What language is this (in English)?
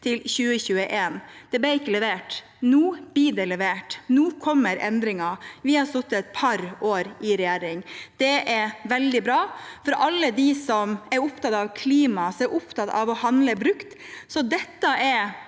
Norwegian